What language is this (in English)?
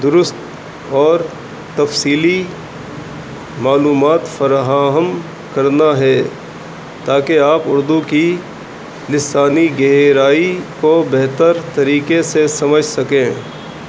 Urdu